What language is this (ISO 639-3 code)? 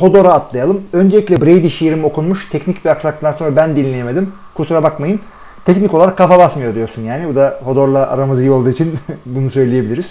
tur